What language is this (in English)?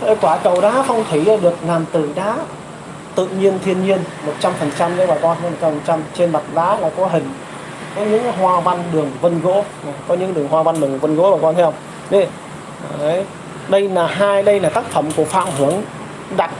Vietnamese